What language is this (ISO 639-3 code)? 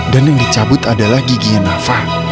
ind